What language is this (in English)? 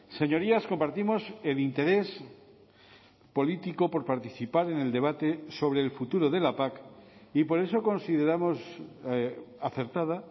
Spanish